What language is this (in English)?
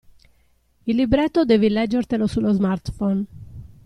Italian